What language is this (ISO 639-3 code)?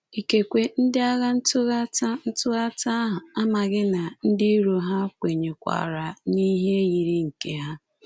ibo